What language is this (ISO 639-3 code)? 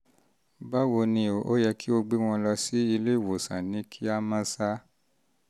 yor